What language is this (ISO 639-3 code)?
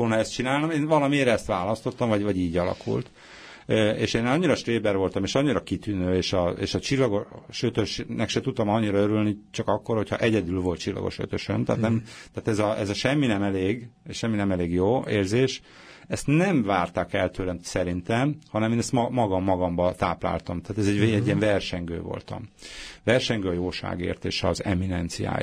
hun